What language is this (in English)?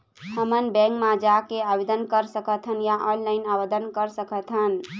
Chhattisgarhi